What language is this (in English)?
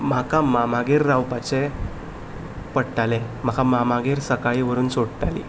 Konkani